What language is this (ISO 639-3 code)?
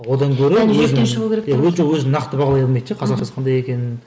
kaz